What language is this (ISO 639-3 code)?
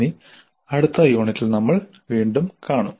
mal